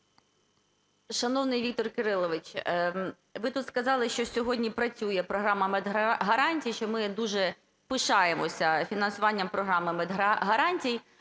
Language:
Ukrainian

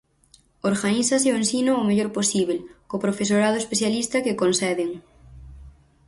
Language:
Galician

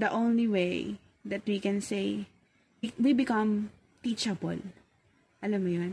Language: Filipino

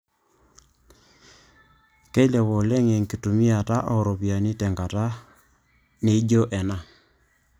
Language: Masai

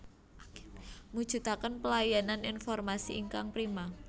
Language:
Javanese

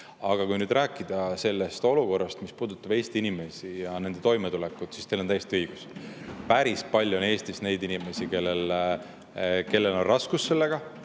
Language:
Estonian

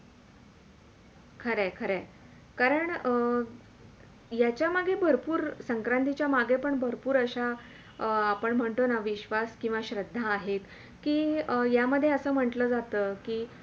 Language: Marathi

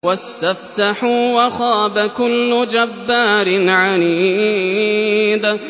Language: Arabic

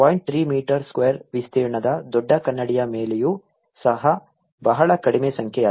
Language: Kannada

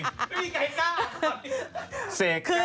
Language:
Thai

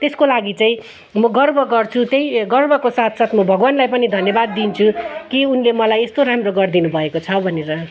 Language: Nepali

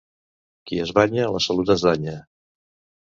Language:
Catalan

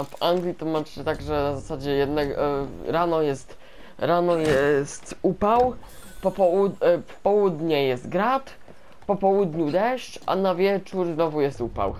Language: Polish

